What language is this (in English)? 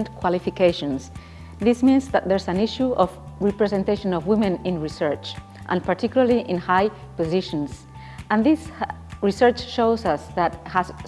English